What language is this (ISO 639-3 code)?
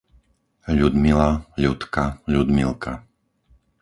slk